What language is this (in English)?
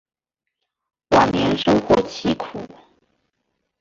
Chinese